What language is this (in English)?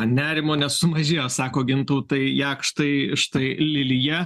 Lithuanian